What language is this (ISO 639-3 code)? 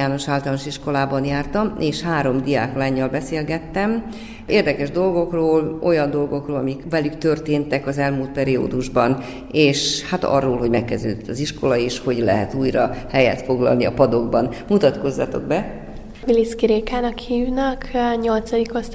hun